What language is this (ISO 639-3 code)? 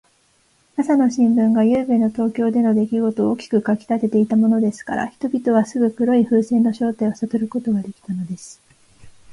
jpn